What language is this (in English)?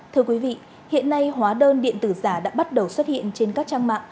Vietnamese